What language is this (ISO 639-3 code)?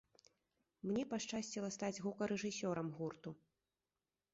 bel